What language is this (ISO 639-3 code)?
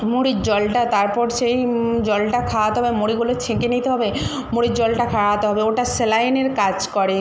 ben